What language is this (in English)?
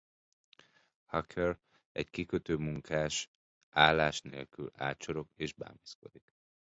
Hungarian